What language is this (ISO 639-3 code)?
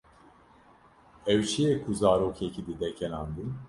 kur